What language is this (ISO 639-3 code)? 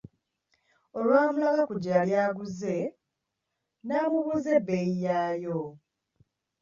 lug